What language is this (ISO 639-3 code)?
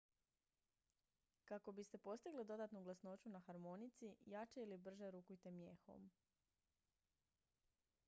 hrv